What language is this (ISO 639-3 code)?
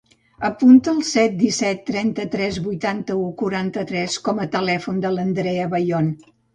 cat